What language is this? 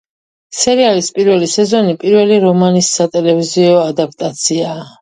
Georgian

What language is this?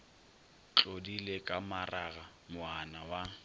Northern Sotho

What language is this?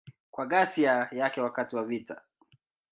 Swahili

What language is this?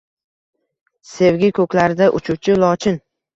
Uzbek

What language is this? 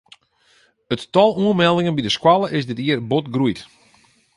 Western Frisian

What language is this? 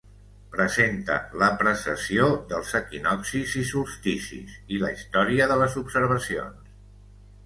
Catalan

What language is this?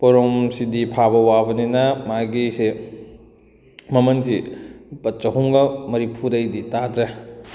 Manipuri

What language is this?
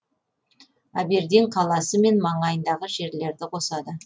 Kazakh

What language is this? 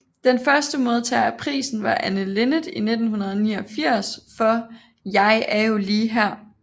Danish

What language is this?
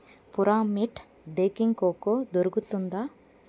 Telugu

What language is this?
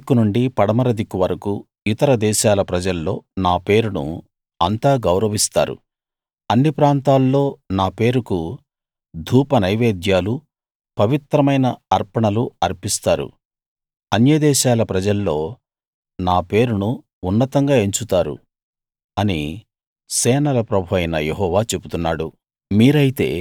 Telugu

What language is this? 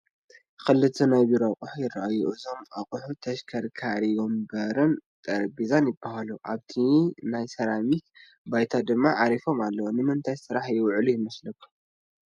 Tigrinya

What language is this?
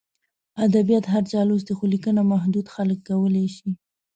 Pashto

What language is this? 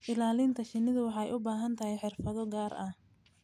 Somali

